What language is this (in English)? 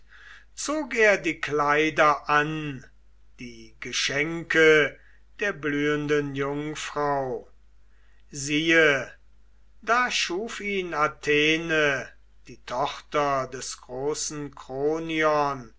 German